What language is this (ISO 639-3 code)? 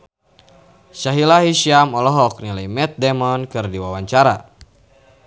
sun